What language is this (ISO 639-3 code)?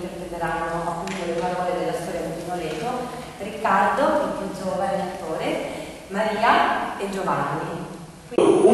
ita